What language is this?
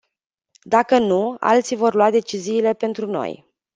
Romanian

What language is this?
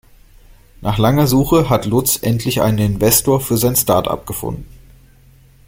German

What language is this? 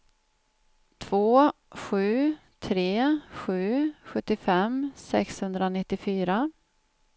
Swedish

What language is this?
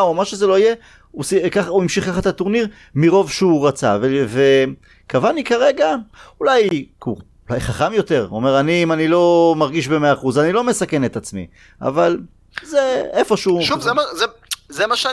Hebrew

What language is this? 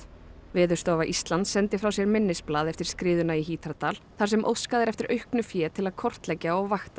Icelandic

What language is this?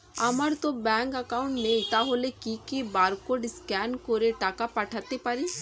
Bangla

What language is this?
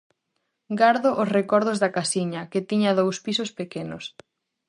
Galician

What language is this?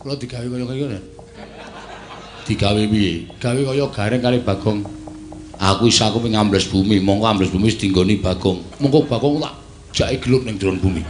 Indonesian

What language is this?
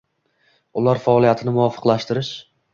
Uzbek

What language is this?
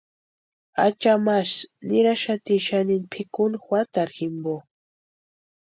Western Highland Purepecha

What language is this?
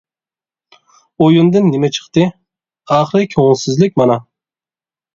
Uyghur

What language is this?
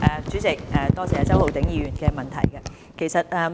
Cantonese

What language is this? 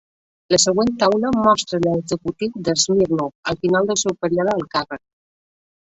Catalan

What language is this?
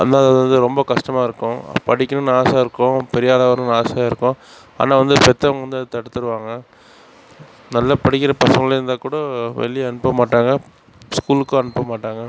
Tamil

